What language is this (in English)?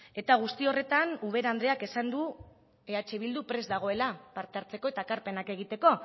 Basque